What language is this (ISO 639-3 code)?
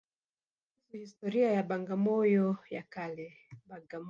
swa